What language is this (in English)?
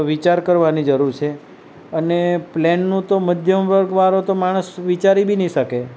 Gujarati